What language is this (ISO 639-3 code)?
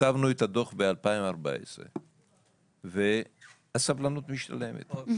heb